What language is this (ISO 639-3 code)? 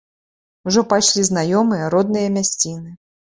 bel